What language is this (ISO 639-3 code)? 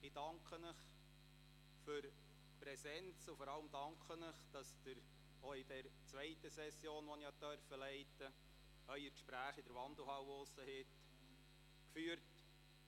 gsw